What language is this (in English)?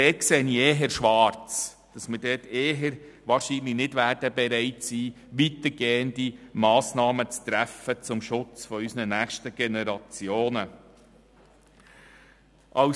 Swiss German